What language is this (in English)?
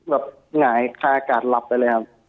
Thai